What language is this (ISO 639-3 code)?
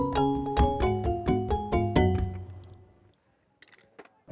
ind